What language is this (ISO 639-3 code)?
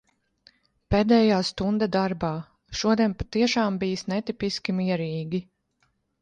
lav